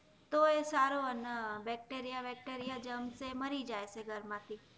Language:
Gujarati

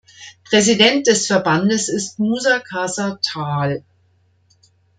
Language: German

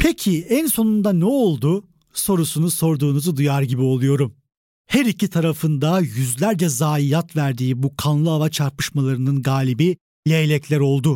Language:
Turkish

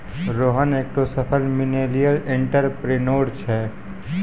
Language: Maithili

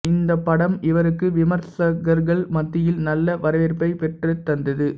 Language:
Tamil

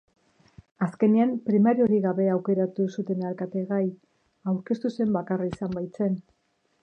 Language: Basque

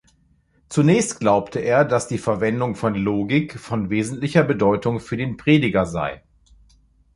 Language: German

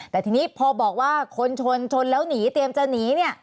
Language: Thai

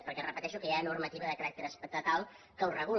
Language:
Catalan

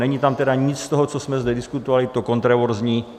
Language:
Czech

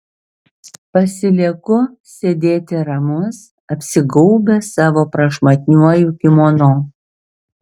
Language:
Lithuanian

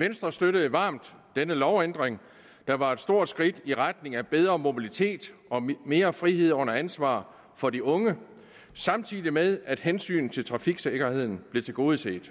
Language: Danish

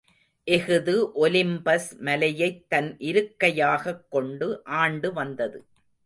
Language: Tamil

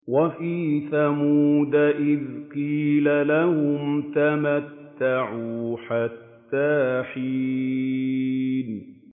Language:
Arabic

